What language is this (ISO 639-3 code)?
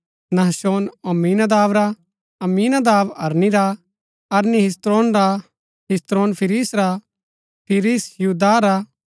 gbk